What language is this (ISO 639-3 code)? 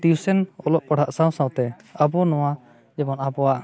sat